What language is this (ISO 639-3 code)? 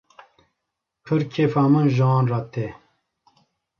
kur